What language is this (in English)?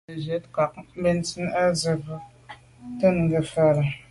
Medumba